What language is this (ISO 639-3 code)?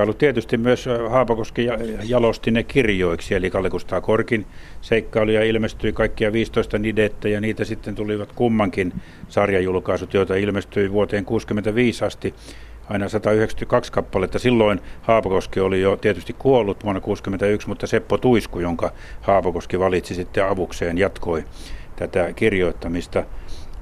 fin